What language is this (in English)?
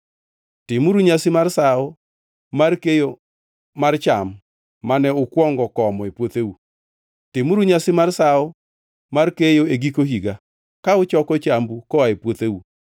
Luo (Kenya and Tanzania)